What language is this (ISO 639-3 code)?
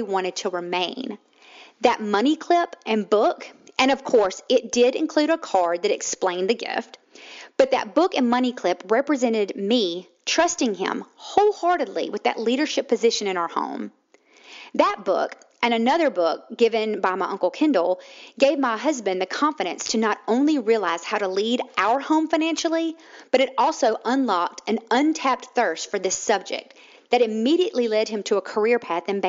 eng